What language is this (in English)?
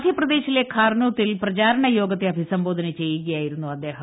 Malayalam